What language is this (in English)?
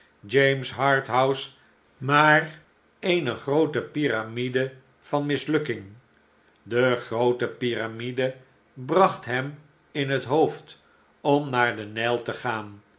Dutch